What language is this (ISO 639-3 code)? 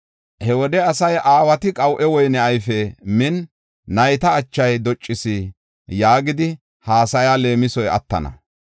gof